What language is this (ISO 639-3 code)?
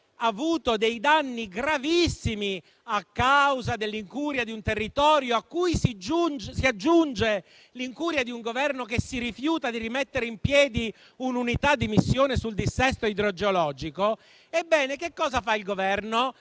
ita